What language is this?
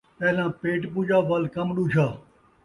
Saraiki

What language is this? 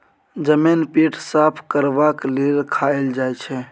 Maithili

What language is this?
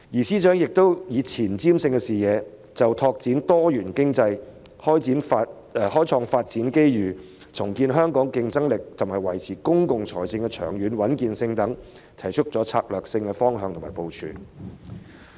Cantonese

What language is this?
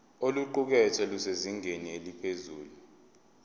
Zulu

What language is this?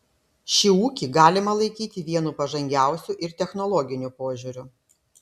Lithuanian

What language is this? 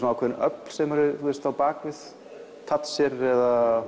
Icelandic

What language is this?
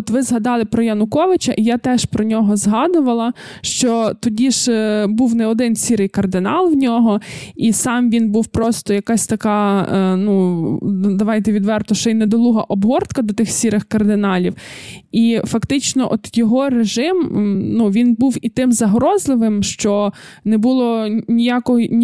Ukrainian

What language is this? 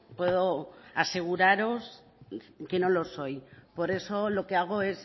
Spanish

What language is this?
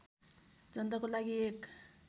Nepali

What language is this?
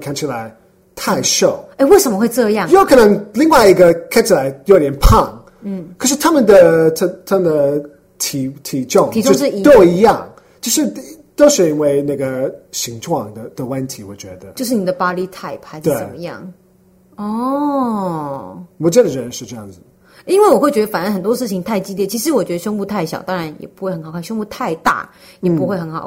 Chinese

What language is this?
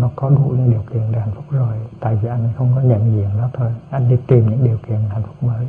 Vietnamese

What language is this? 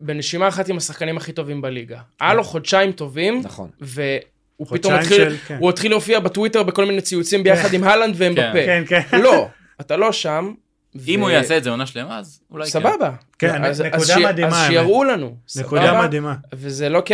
Hebrew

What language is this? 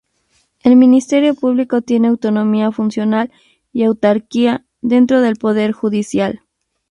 Spanish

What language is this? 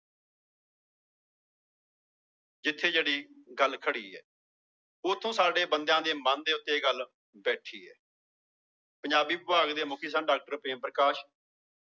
Punjabi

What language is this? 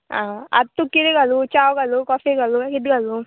Konkani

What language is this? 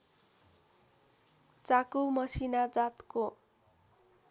Nepali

